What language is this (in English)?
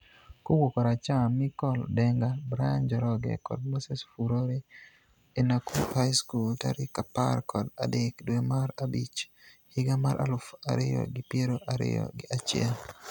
Luo (Kenya and Tanzania)